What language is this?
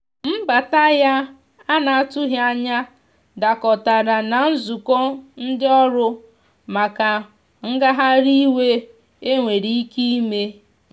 Igbo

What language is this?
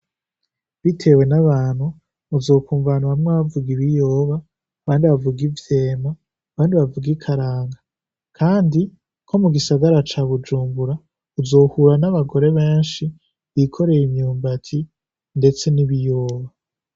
Rundi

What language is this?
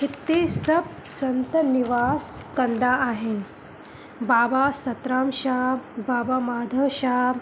Sindhi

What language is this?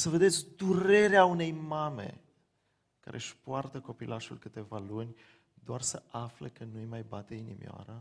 Romanian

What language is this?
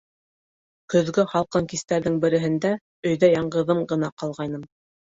Bashkir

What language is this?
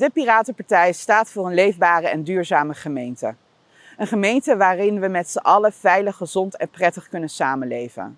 Dutch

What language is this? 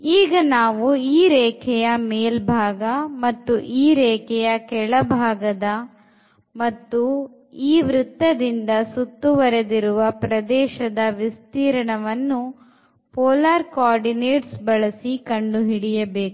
Kannada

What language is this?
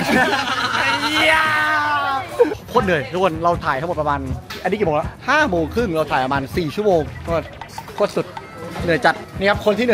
Thai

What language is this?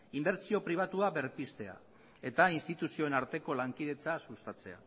Basque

